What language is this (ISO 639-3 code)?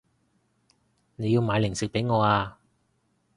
yue